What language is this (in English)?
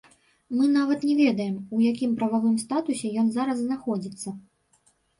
Belarusian